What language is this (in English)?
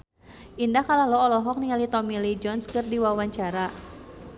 Sundanese